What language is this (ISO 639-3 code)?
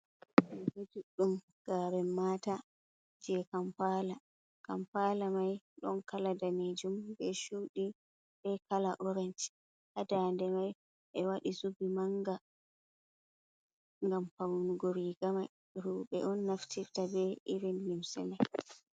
ful